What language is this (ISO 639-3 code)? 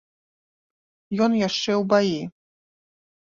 bel